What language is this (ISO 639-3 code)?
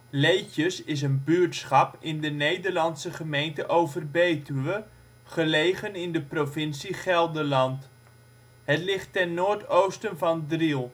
nld